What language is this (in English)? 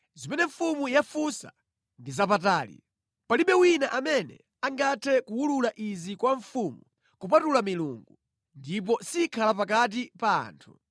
Nyanja